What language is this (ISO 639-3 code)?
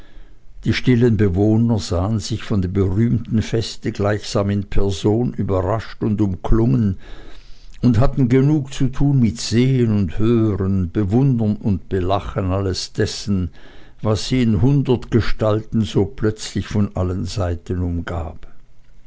deu